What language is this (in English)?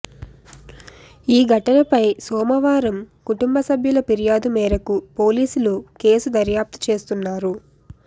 Telugu